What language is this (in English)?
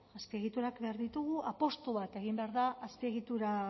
Basque